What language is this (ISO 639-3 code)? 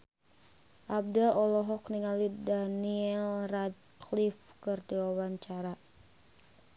sun